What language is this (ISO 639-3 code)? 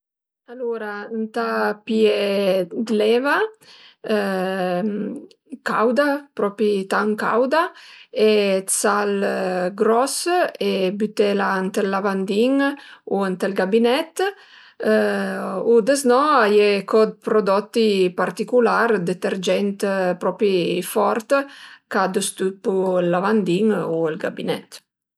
pms